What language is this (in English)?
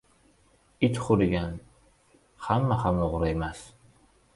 Uzbek